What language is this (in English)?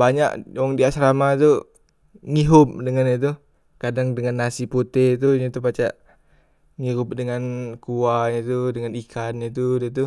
Musi